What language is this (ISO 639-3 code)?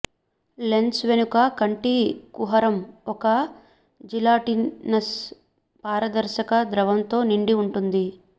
tel